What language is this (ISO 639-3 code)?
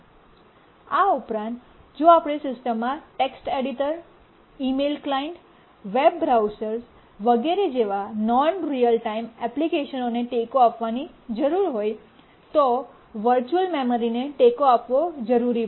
guj